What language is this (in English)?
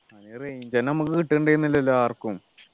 Malayalam